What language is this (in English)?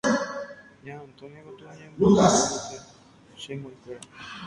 Guarani